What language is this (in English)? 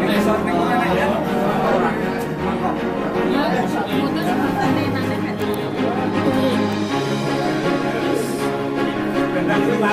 Indonesian